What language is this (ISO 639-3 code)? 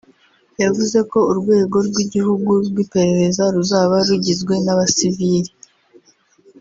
kin